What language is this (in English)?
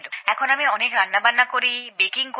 Bangla